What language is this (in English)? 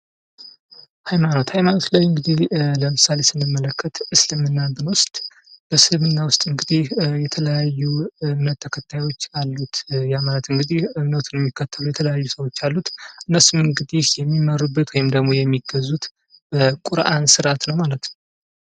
Amharic